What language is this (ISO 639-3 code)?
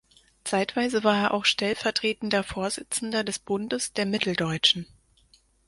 deu